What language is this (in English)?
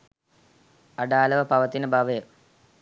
Sinhala